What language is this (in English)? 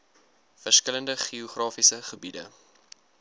Afrikaans